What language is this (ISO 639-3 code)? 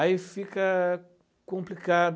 por